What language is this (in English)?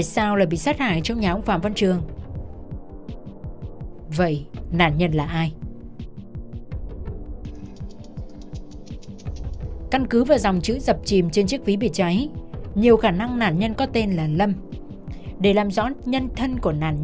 Vietnamese